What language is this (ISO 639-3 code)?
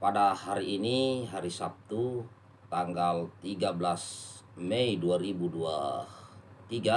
ind